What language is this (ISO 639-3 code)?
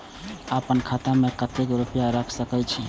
mai